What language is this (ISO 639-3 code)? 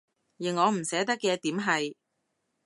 yue